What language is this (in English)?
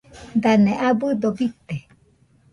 Nüpode Huitoto